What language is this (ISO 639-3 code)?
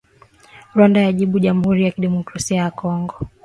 swa